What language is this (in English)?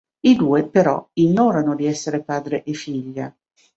Italian